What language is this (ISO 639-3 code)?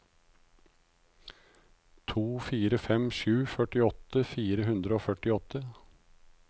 nor